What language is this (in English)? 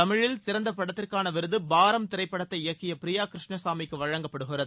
Tamil